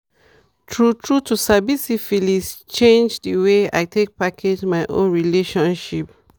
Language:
Nigerian Pidgin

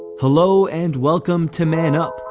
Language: English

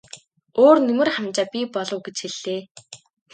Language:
Mongolian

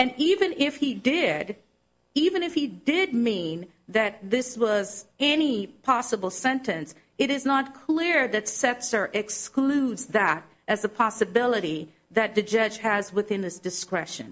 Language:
English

